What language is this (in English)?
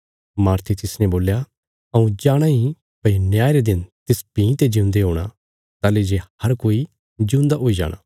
Bilaspuri